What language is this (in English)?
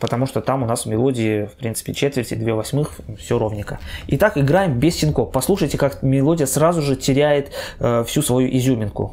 Russian